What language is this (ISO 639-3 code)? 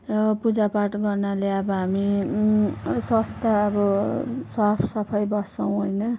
nep